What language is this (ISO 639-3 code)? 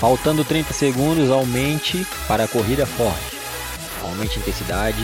por